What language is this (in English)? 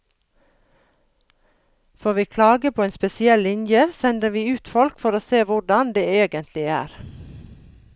Norwegian